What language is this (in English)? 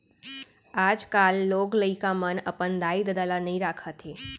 Chhattisgarhi